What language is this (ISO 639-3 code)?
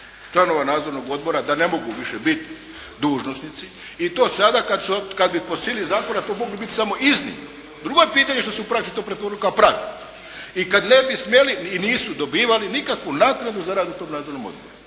hrv